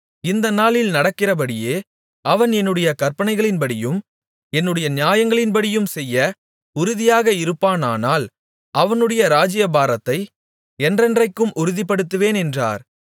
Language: Tamil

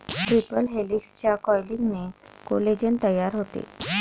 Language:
Marathi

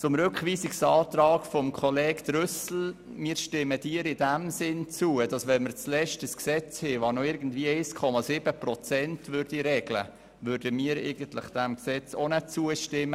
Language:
Swiss German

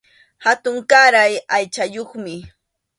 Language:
Arequipa-La Unión Quechua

